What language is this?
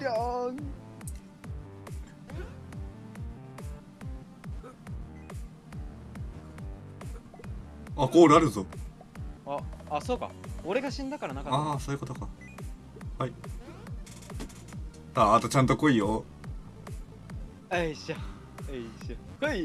Japanese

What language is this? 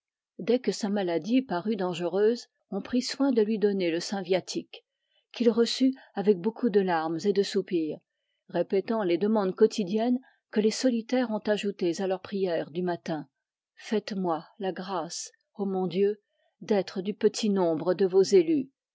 French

